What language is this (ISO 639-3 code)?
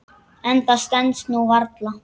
isl